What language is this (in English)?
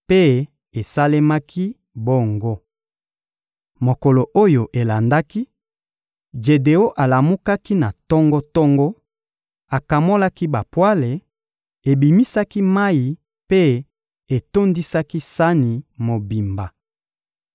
Lingala